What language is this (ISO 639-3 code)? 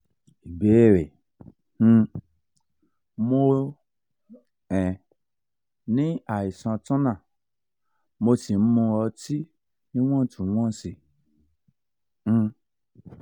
yor